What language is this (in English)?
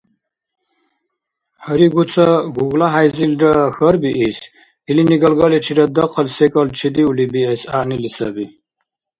Dargwa